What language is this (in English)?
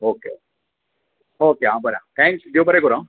Konkani